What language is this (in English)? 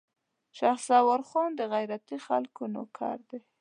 Pashto